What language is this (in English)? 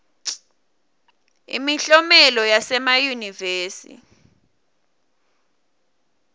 Swati